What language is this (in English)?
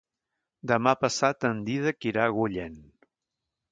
Catalan